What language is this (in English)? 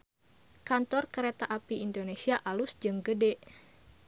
Sundanese